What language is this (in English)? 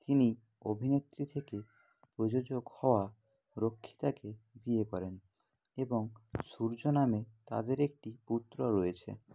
Bangla